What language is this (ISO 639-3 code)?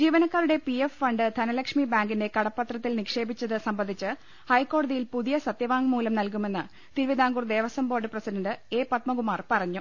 mal